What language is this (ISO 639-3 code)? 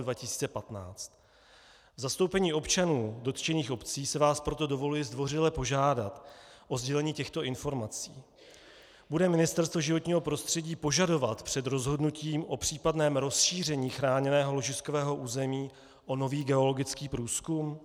ces